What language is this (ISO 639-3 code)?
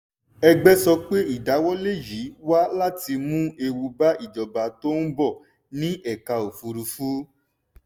yor